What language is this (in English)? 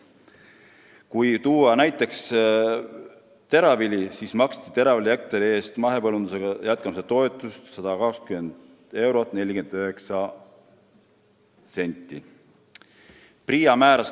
Estonian